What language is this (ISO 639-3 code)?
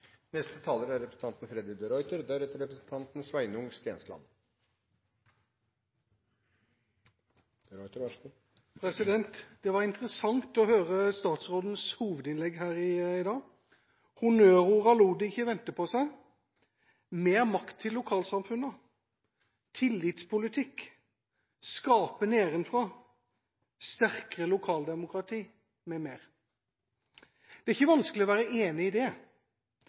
nob